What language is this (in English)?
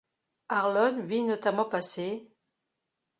French